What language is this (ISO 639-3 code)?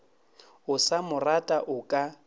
nso